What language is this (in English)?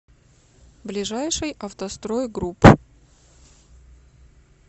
Russian